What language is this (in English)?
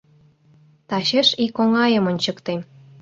Mari